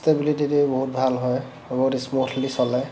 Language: Assamese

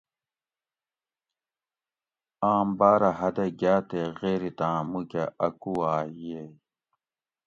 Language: Gawri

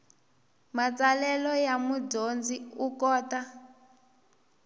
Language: Tsonga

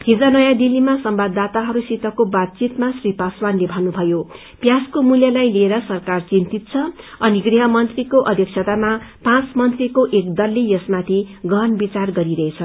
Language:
Nepali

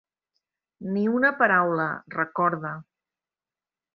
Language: Catalan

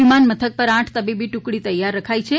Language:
Gujarati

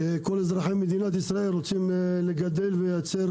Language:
Hebrew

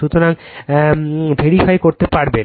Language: Bangla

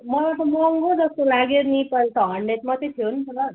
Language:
Nepali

